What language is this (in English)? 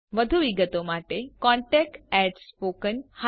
Gujarati